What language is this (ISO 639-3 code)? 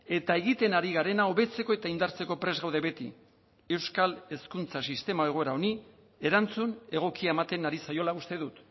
eus